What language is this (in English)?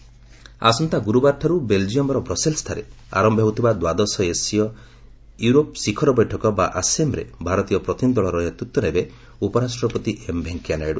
Odia